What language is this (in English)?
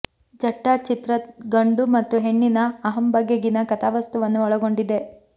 Kannada